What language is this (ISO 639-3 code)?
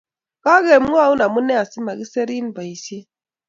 kln